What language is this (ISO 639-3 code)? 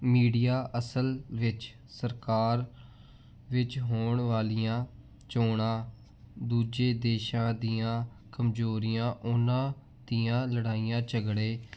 pan